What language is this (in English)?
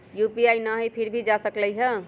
Magahi